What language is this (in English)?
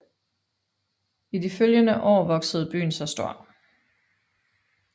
Danish